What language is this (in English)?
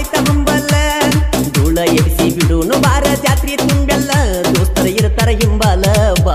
Arabic